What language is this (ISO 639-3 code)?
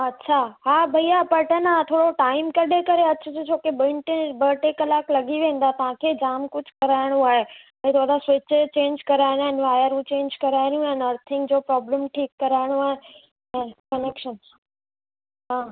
snd